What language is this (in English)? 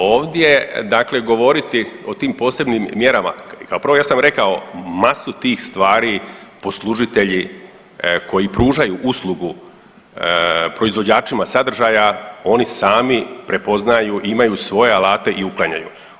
Croatian